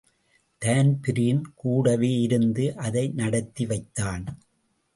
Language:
Tamil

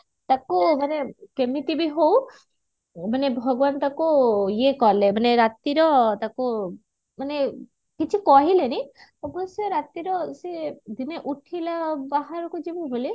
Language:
Odia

